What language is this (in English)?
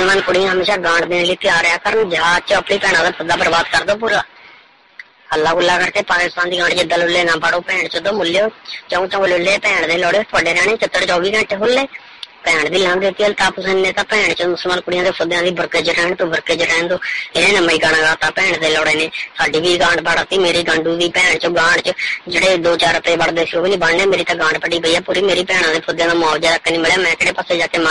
Punjabi